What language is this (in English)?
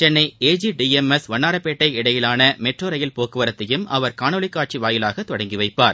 Tamil